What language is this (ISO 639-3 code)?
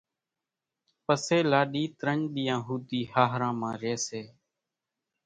gjk